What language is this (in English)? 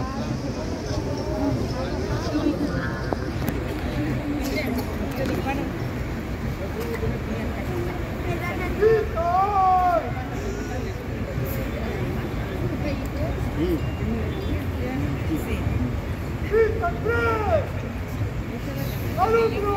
Spanish